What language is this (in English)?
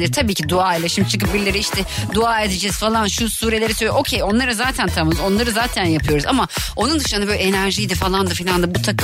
Turkish